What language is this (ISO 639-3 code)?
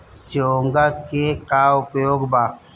bho